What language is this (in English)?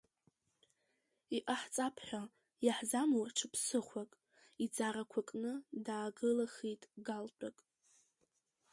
Abkhazian